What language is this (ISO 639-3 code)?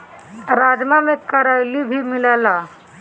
bho